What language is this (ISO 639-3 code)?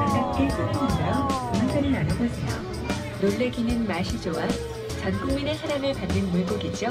kor